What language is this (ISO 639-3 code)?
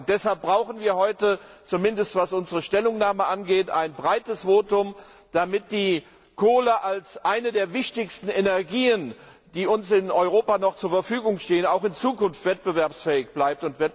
deu